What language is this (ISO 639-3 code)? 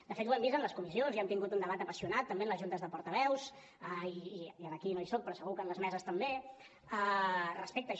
cat